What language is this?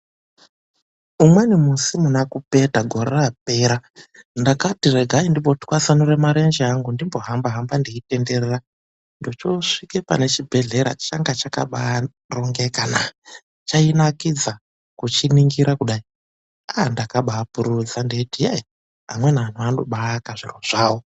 Ndau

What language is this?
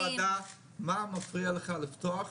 Hebrew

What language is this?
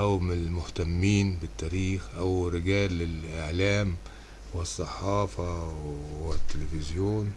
Arabic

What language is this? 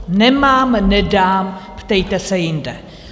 Czech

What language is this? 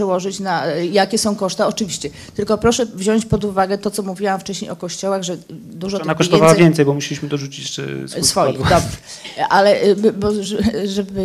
Polish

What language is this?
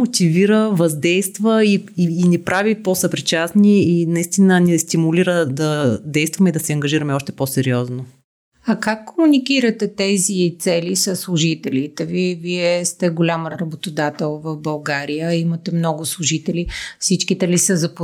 Bulgarian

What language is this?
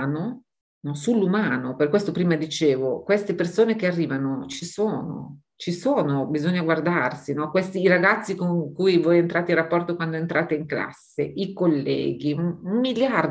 Italian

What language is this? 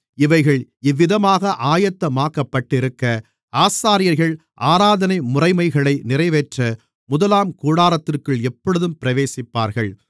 Tamil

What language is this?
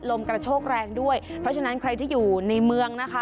Thai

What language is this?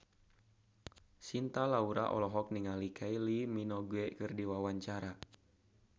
Sundanese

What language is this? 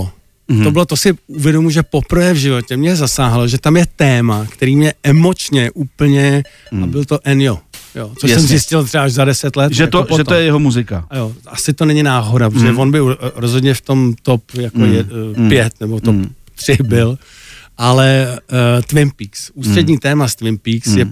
Czech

